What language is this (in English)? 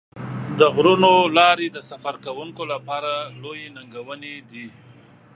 Pashto